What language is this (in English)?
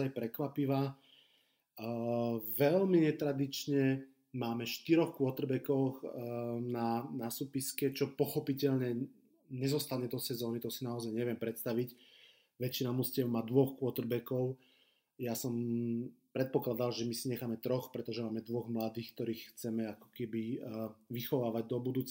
Slovak